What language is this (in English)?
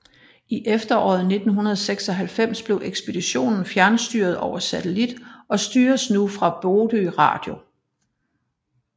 Danish